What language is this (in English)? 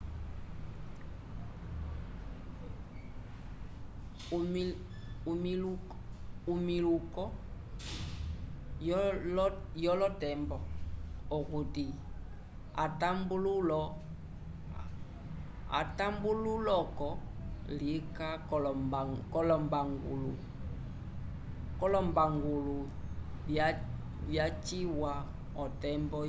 Umbundu